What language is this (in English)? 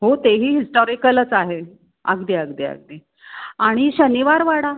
Marathi